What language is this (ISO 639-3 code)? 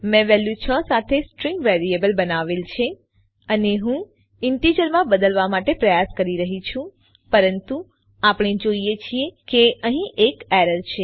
guj